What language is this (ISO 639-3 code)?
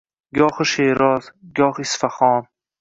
uzb